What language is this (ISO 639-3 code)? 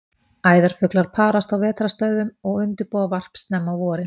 isl